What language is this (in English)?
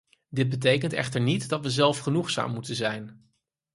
Dutch